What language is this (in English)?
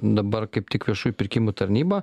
Lithuanian